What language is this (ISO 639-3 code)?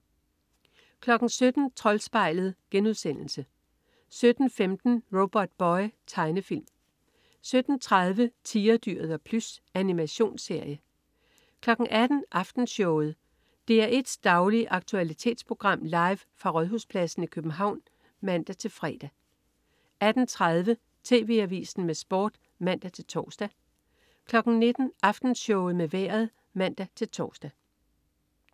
dan